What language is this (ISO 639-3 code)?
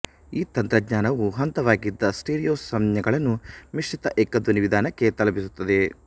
kan